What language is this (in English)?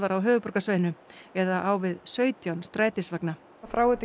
Icelandic